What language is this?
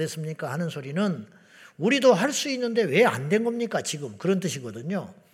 Korean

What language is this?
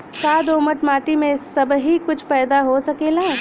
Bhojpuri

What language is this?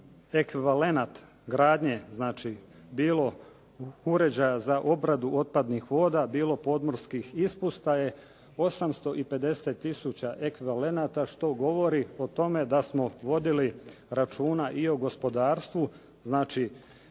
Croatian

